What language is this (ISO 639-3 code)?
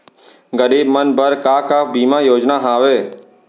hne